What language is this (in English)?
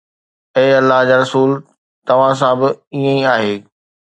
Sindhi